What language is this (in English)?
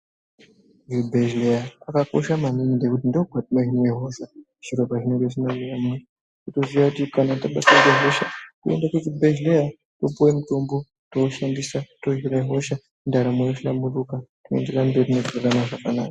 Ndau